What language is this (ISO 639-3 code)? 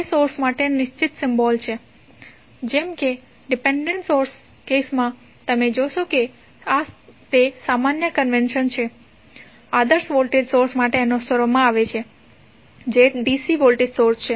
guj